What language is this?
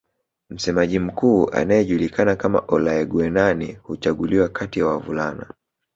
Swahili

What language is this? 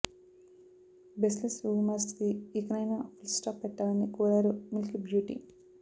Telugu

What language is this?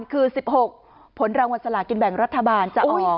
Thai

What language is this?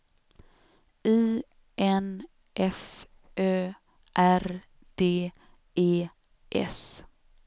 Swedish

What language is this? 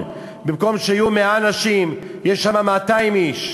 Hebrew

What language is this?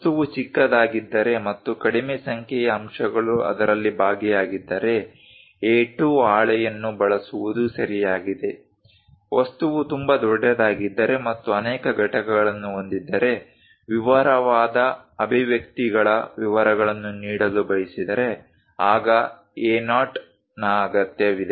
Kannada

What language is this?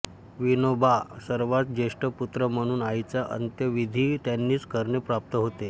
Marathi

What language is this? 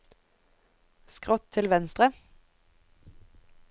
Norwegian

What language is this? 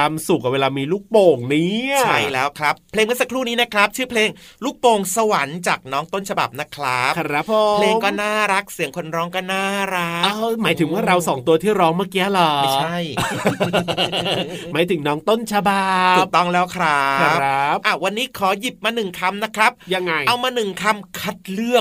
Thai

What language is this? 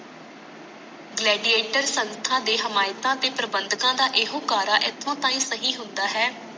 Punjabi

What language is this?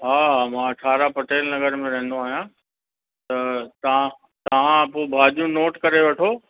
Sindhi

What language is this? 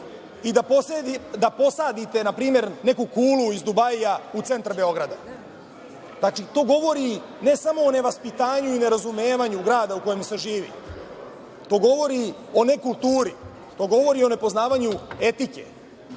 Serbian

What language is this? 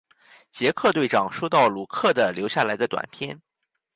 Chinese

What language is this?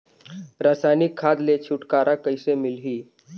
Chhattisgarhi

